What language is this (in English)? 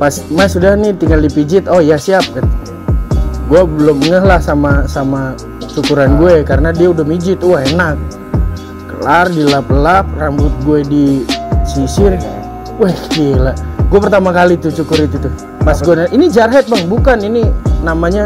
Indonesian